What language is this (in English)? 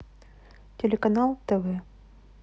Russian